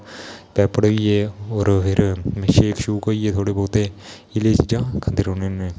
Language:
Dogri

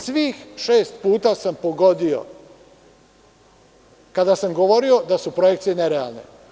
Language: Serbian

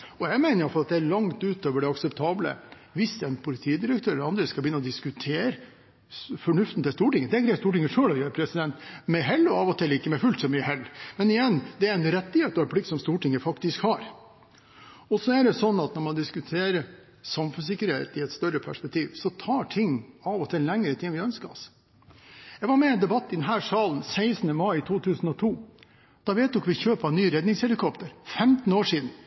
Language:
Norwegian Bokmål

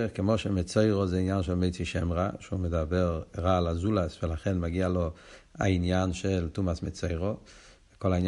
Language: Hebrew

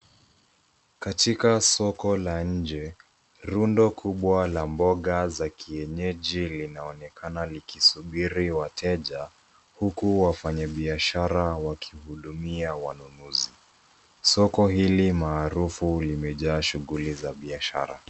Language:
Swahili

